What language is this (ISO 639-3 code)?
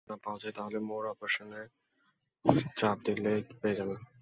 ben